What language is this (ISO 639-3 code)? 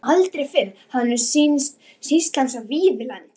isl